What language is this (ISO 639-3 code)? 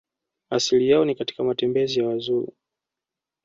swa